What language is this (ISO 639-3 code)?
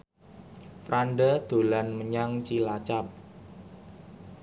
jav